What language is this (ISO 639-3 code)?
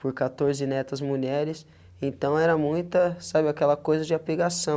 por